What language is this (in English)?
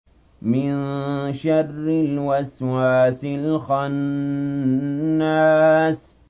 Arabic